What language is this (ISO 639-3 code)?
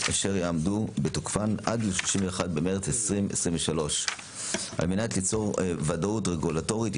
heb